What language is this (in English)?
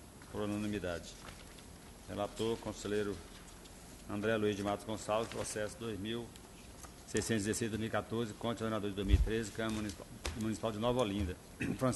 Portuguese